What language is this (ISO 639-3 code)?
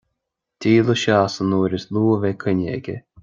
gle